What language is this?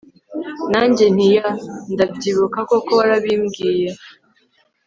Kinyarwanda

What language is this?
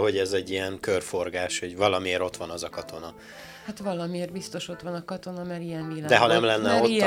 Hungarian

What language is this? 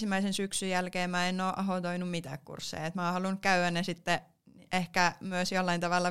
Finnish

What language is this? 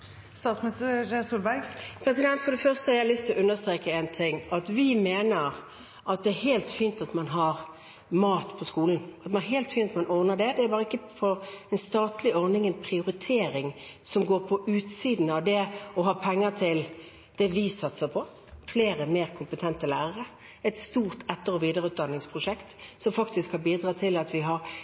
Norwegian Bokmål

